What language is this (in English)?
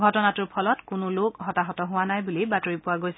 Assamese